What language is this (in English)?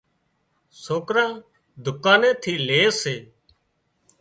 Wadiyara Koli